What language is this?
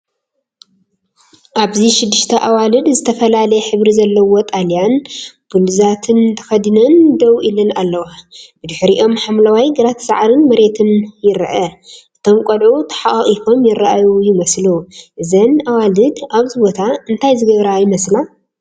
Tigrinya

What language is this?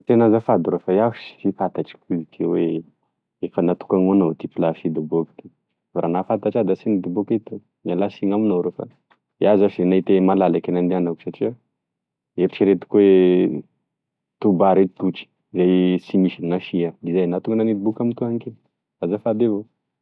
Tesaka Malagasy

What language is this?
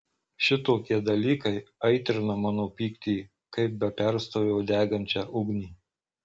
Lithuanian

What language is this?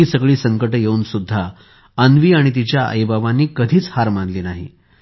Marathi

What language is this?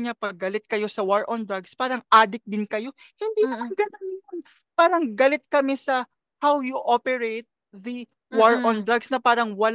Filipino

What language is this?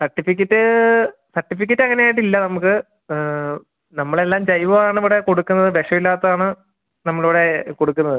Malayalam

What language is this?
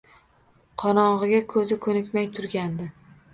Uzbek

